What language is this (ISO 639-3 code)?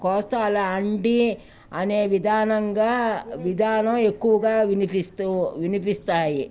tel